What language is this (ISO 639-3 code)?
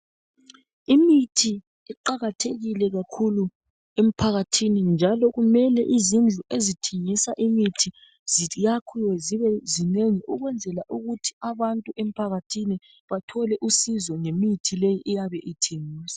nde